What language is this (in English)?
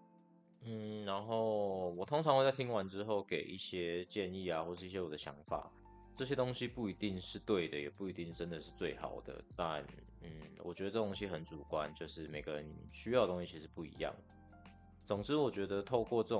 Chinese